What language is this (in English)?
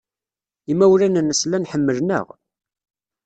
Kabyle